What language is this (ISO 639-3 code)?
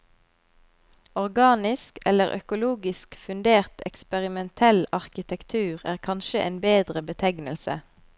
nor